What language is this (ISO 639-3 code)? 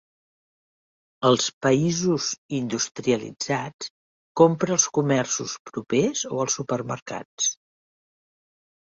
cat